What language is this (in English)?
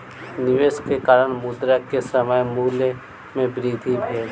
Maithili